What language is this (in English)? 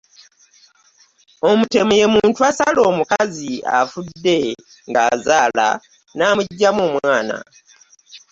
Ganda